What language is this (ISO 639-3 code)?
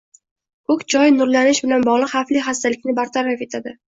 uzb